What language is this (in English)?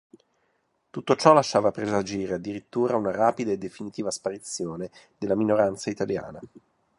Italian